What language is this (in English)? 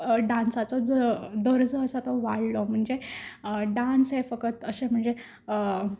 Konkani